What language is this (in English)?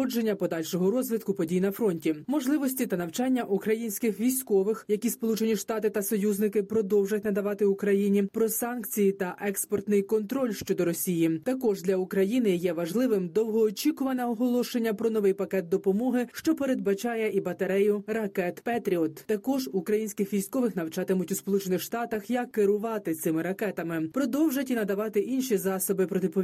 Ukrainian